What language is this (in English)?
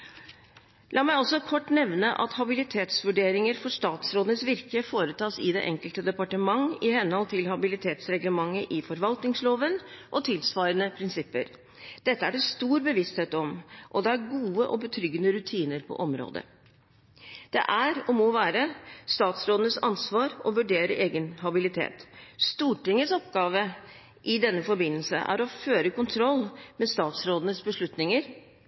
Norwegian Bokmål